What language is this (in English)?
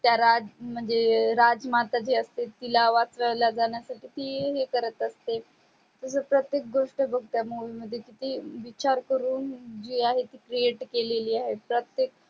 Marathi